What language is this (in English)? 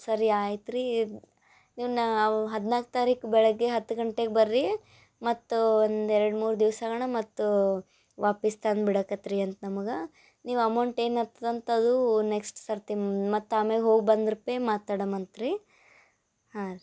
Kannada